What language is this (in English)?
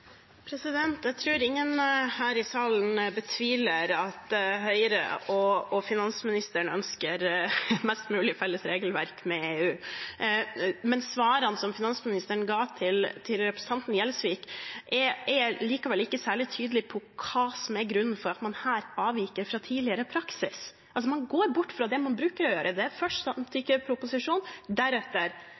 Norwegian Bokmål